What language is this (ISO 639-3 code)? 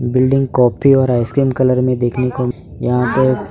hin